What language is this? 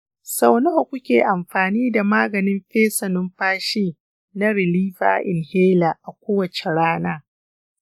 Hausa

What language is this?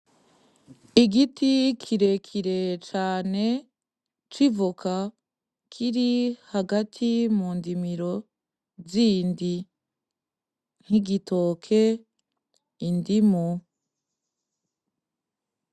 Rundi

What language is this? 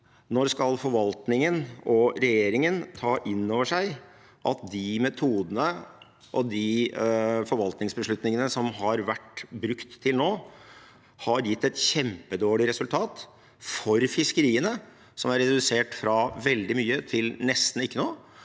Norwegian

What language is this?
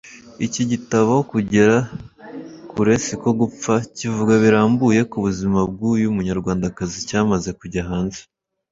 Kinyarwanda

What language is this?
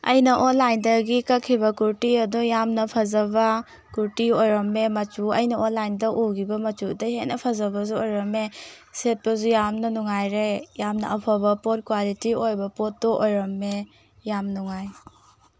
Manipuri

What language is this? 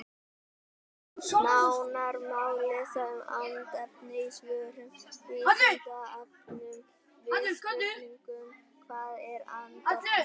Icelandic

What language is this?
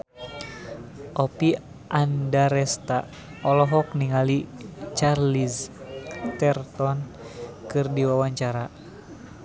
Sundanese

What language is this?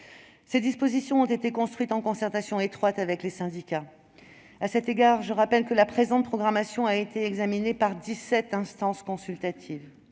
French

